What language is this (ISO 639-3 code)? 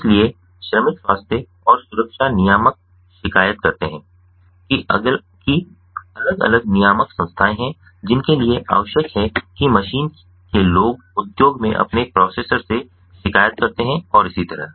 hin